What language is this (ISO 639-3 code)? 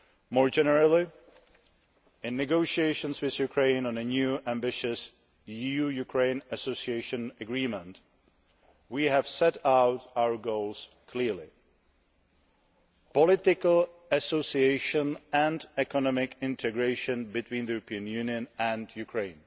eng